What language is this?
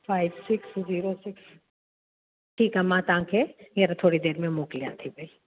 Sindhi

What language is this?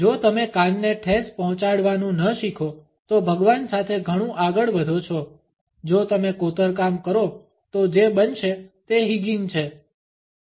Gujarati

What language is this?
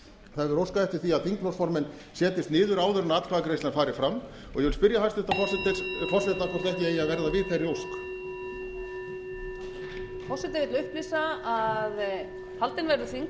Icelandic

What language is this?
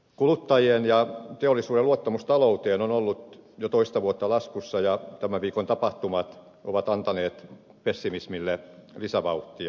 Finnish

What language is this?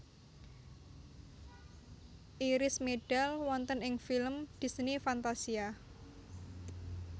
Javanese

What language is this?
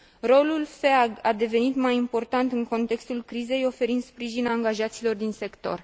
Romanian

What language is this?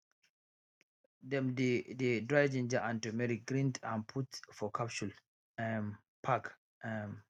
Nigerian Pidgin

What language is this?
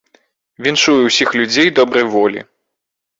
Belarusian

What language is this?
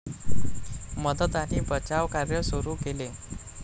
Marathi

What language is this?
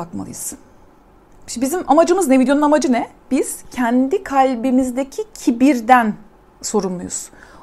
Turkish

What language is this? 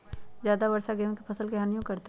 Magahi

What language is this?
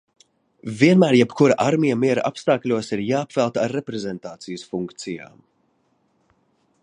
Latvian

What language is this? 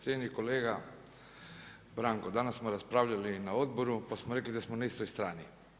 Croatian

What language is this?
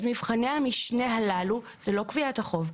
Hebrew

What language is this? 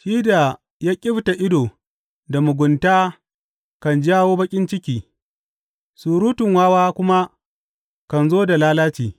Hausa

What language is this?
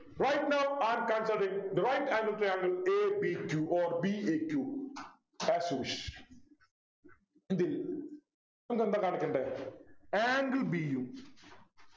Malayalam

